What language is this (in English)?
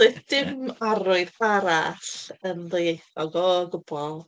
Welsh